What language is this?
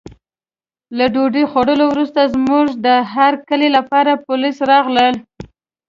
Pashto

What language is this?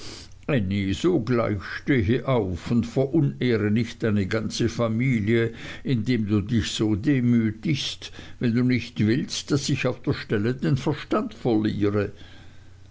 German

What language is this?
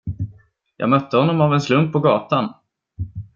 Swedish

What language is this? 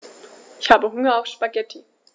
German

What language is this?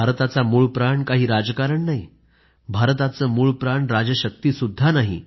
Marathi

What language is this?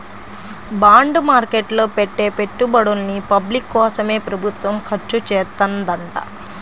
Telugu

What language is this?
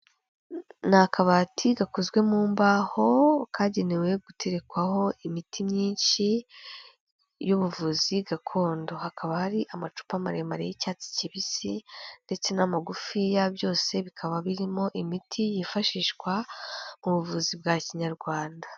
Kinyarwanda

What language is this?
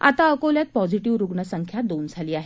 Marathi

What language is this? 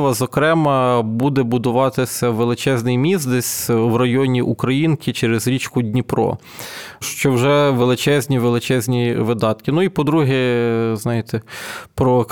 Ukrainian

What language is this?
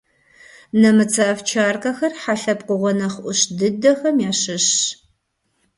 Kabardian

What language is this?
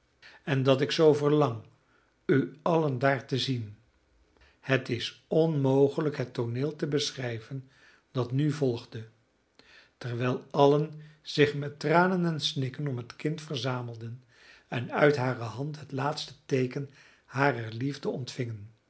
Dutch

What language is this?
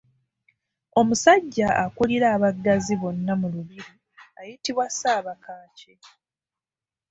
Ganda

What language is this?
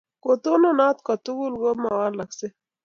Kalenjin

